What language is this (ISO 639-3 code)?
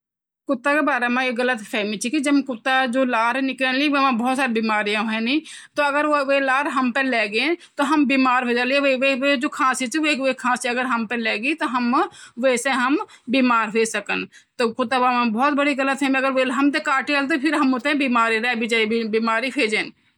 gbm